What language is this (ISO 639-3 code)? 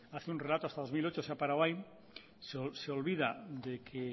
spa